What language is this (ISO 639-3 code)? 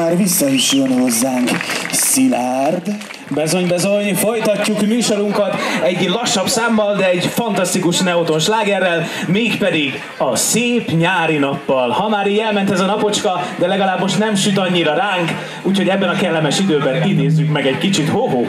hun